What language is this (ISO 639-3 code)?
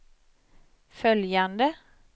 swe